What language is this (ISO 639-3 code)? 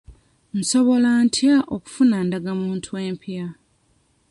lug